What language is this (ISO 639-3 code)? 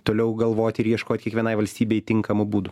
lit